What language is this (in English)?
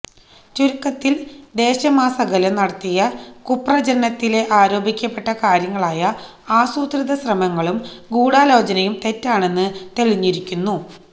Malayalam